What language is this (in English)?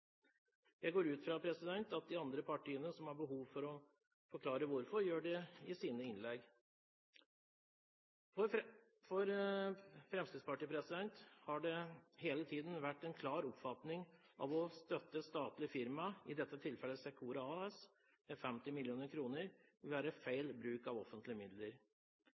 Norwegian Bokmål